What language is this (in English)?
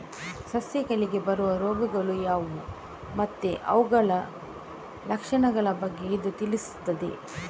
Kannada